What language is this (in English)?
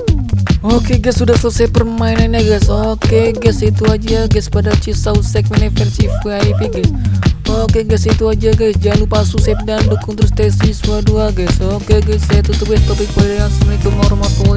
Indonesian